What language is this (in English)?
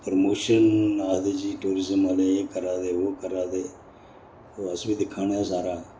Dogri